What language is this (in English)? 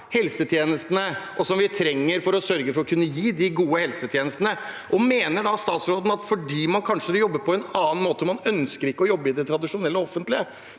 Norwegian